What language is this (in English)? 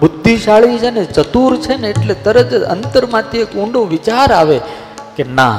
Gujarati